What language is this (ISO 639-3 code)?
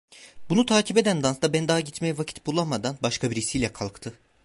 tur